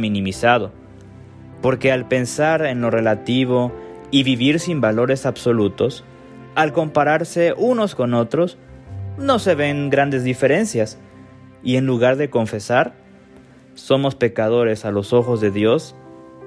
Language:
Spanish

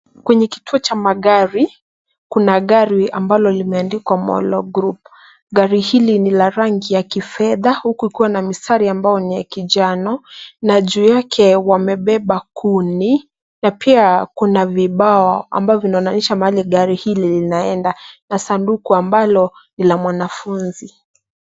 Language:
Swahili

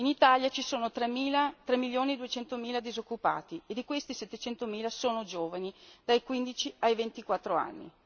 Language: Italian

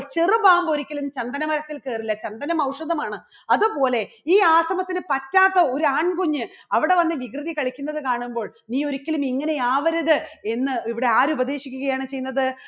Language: Malayalam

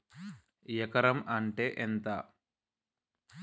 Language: Telugu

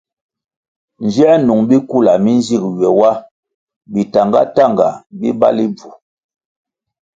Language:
Kwasio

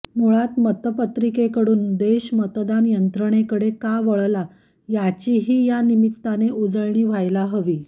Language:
Marathi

